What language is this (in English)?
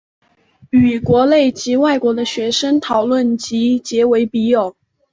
Chinese